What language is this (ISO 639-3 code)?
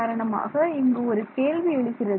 tam